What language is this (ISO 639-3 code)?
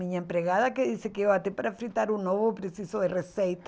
por